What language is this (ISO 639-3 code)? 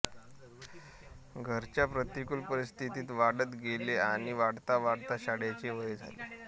mar